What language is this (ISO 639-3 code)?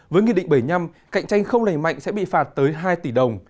vie